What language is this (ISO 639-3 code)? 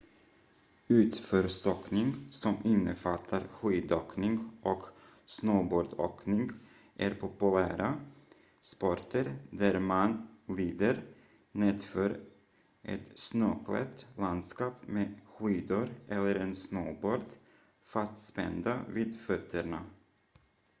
swe